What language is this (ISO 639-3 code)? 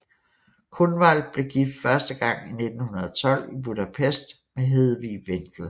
dan